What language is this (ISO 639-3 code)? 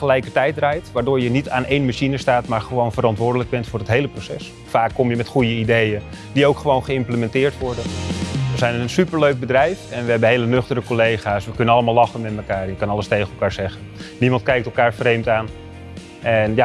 nld